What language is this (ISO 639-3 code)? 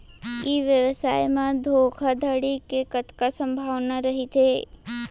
hne